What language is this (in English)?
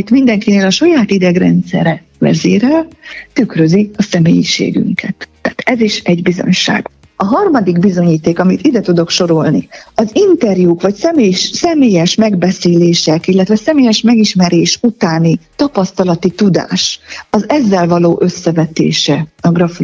Hungarian